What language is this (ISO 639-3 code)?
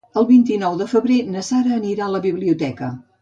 cat